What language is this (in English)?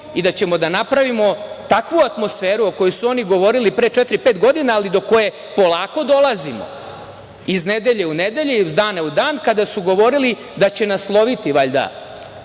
Serbian